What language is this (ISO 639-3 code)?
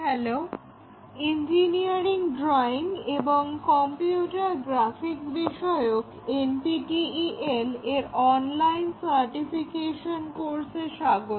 ben